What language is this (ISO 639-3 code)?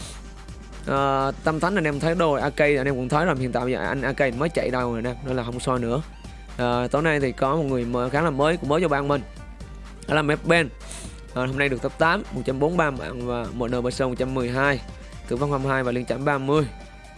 vie